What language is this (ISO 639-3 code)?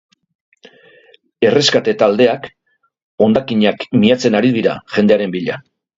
eus